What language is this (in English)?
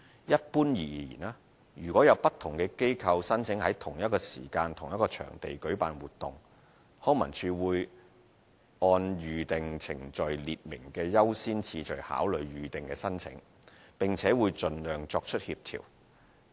Cantonese